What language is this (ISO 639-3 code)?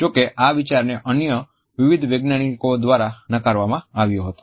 guj